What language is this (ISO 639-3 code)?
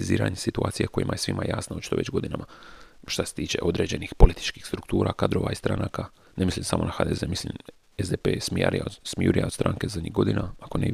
hrv